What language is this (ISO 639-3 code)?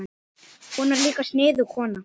isl